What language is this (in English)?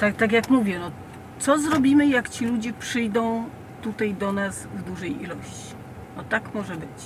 Polish